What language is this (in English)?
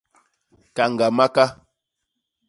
Basaa